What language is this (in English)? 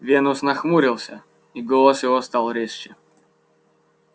Russian